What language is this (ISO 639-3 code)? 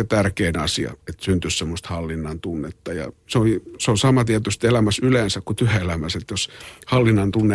fin